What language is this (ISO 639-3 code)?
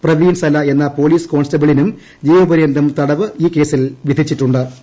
mal